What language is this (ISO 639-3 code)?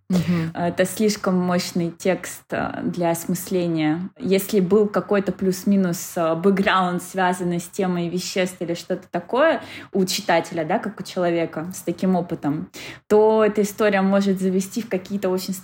rus